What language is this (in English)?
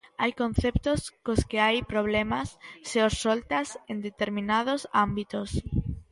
Galician